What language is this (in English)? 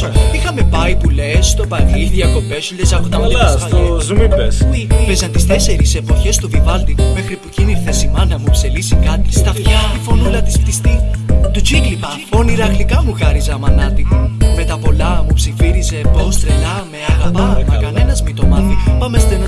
Greek